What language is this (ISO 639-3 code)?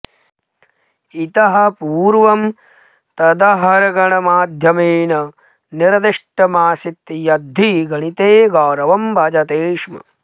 san